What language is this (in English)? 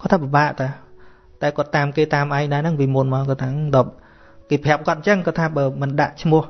Vietnamese